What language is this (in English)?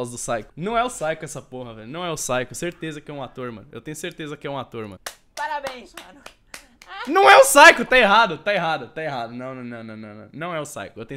Portuguese